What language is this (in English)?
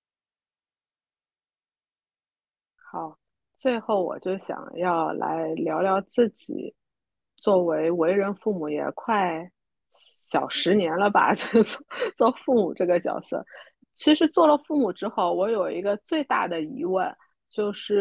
Chinese